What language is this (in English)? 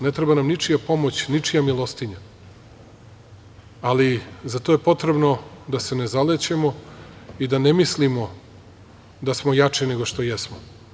Serbian